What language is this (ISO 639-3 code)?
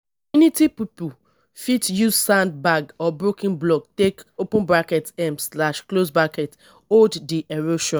pcm